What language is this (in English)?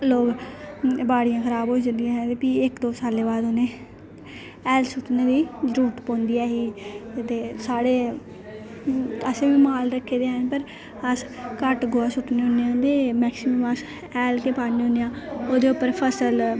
Dogri